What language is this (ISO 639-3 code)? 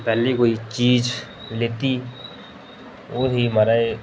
doi